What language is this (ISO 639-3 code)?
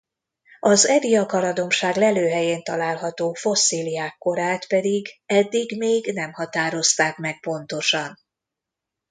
hun